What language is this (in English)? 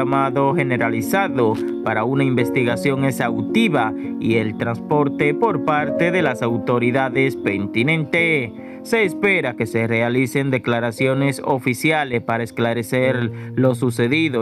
Spanish